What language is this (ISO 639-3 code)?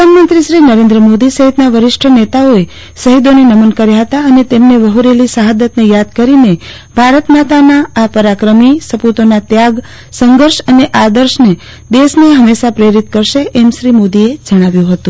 guj